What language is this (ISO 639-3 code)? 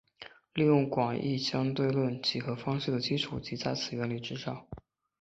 zho